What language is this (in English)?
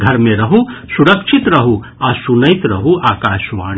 Maithili